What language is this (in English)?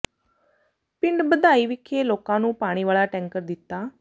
Punjabi